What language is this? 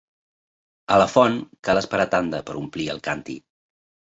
Catalan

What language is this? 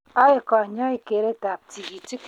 Kalenjin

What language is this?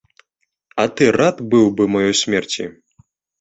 Belarusian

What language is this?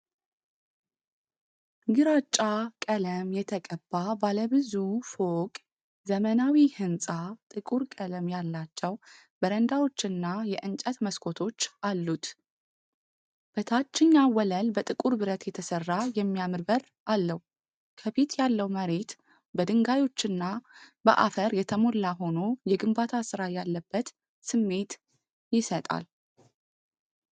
Amharic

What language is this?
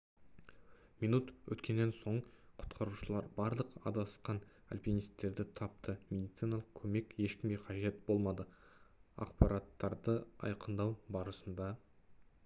Kazakh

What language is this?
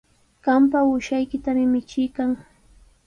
Sihuas Ancash Quechua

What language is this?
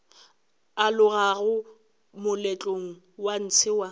Northern Sotho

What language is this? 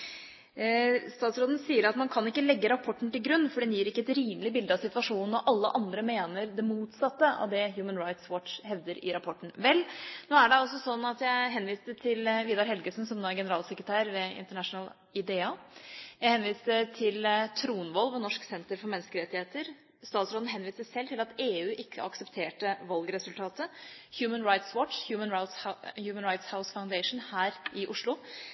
Norwegian Bokmål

